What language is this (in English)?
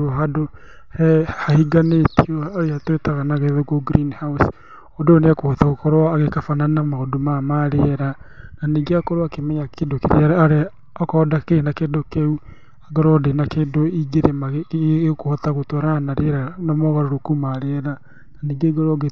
Kikuyu